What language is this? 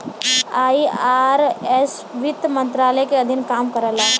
Bhojpuri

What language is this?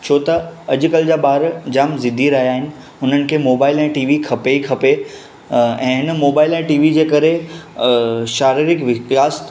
Sindhi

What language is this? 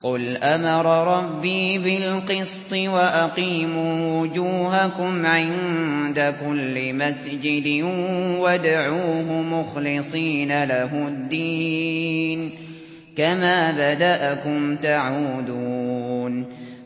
Arabic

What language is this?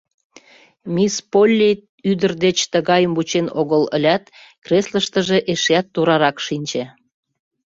Mari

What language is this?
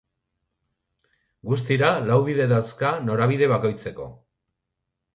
Basque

